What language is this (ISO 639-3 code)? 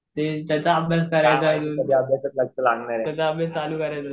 mar